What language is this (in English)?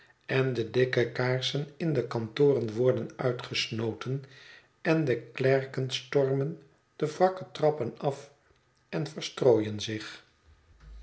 Dutch